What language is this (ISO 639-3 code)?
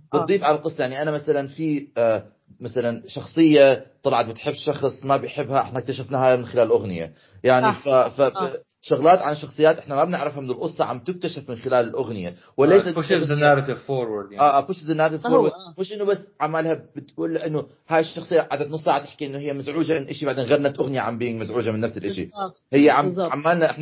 ara